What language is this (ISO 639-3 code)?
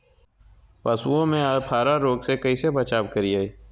mag